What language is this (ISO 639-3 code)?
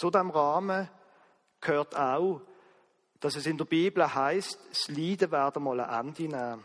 deu